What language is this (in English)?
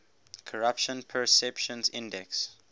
English